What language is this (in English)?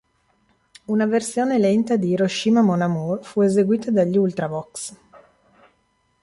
Italian